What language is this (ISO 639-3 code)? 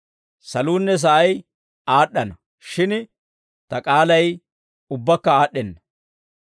dwr